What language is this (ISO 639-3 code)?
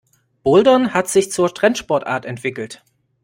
deu